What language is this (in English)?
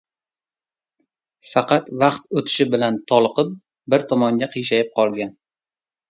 Uzbek